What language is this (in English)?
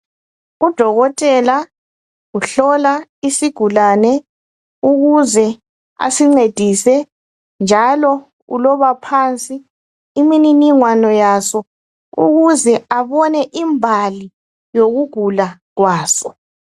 North Ndebele